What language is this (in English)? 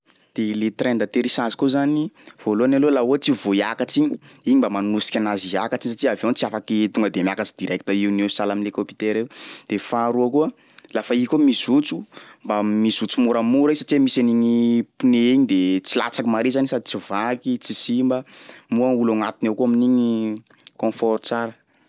Sakalava Malagasy